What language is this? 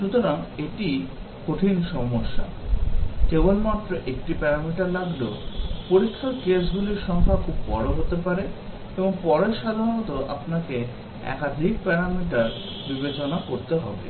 Bangla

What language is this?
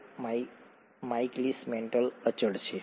Gujarati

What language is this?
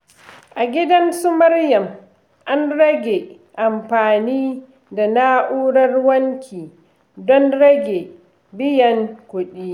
Hausa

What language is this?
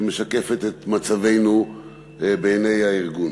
Hebrew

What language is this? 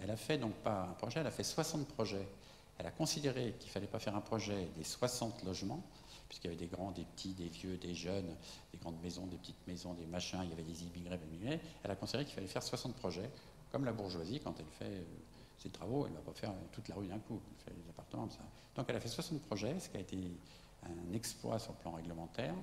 French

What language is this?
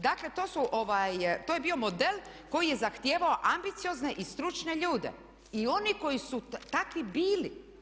Croatian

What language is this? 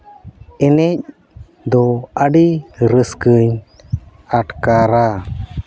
Santali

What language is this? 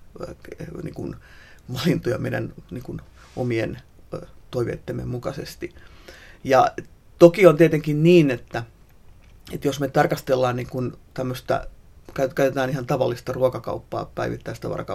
Finnish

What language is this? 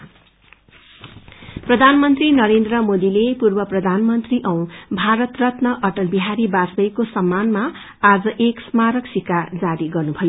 Nepali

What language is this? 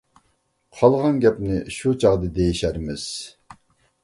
Uyghur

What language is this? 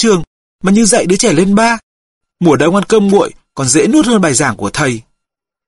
Vietnamese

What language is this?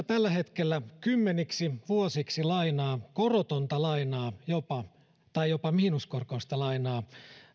Finnish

